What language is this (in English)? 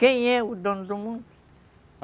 Portuguese